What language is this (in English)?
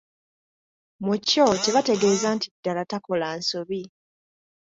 Ganda